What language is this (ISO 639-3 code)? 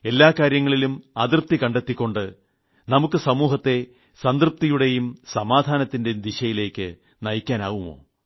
mal